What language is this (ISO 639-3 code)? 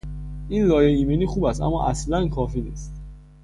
fas